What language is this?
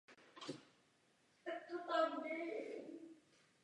Czech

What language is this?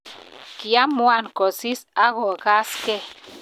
Kalenjin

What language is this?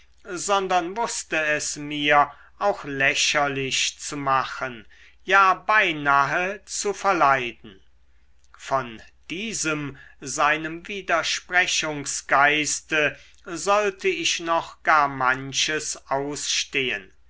German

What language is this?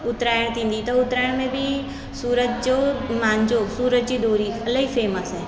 Sindhi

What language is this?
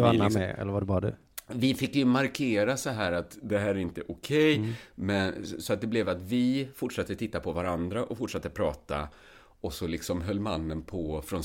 Swedish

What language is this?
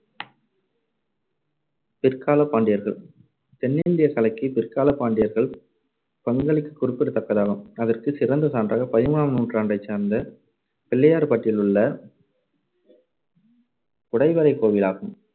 Tamil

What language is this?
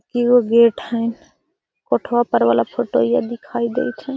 Magahi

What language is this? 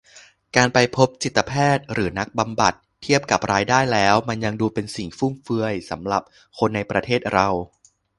Thai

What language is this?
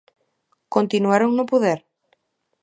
Galician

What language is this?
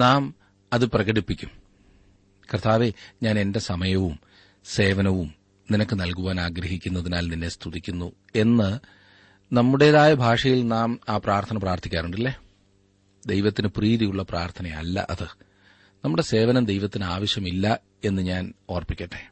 Malayalam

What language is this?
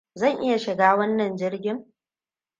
Hausa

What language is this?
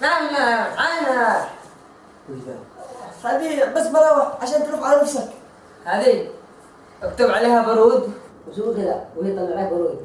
Arabic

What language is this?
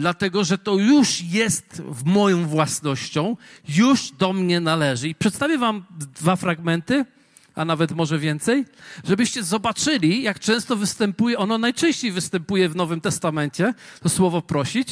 Polish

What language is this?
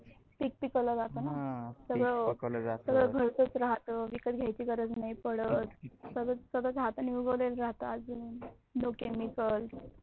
Marathi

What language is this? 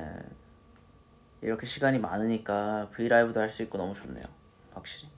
Korean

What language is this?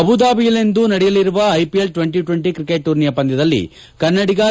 Kannada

